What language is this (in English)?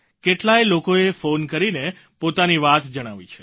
Gujarati